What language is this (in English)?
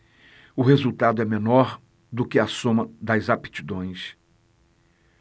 Portuguese